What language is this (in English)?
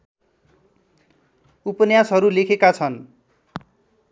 Nepali